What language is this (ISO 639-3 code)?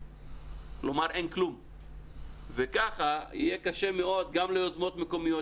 heb